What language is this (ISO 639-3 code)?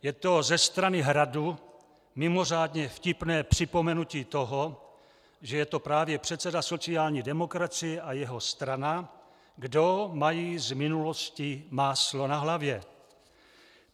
ces